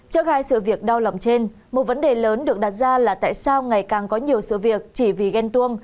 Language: Vietnamese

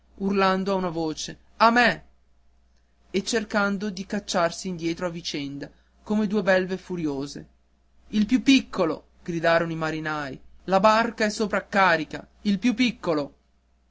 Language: Italian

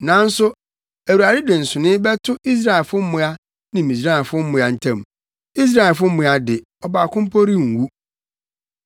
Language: Akan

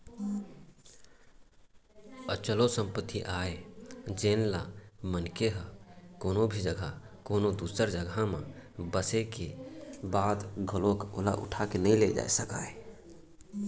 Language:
Chhattisgarhi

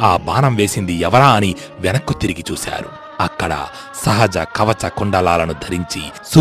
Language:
Telugu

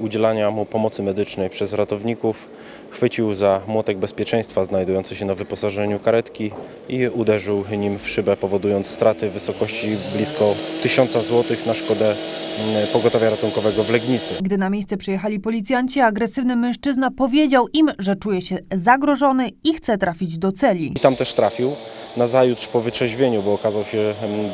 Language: Polish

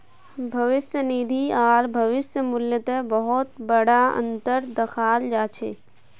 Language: Magahi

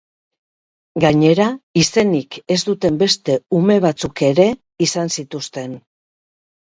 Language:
Basque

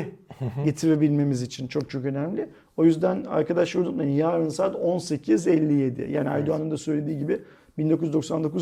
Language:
Turkish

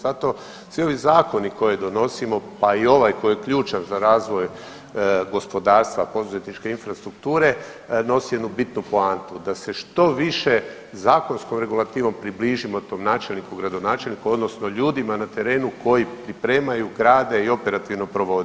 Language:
Croatian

